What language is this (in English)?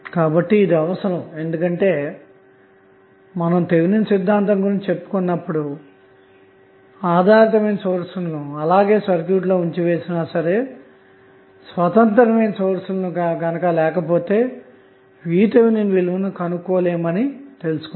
Telugu